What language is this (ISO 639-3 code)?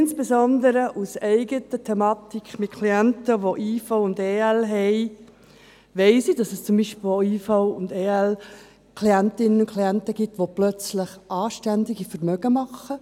gsw